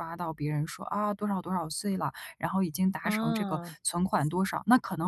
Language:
Chinese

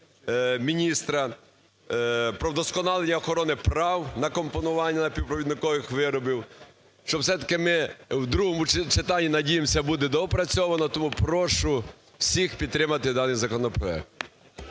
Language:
Ukrainian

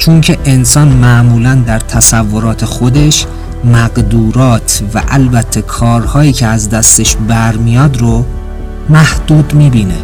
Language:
Persian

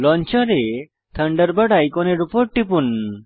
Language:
Bangla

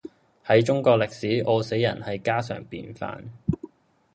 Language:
Cantonese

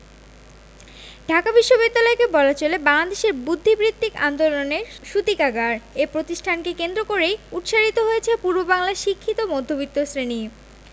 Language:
Bangla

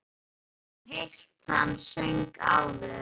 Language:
Icelandic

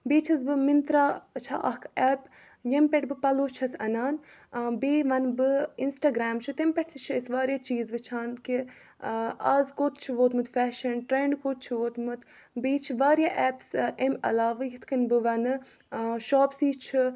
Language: Kashmiri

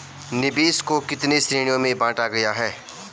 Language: Hindi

